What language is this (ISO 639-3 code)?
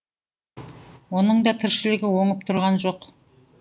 kaz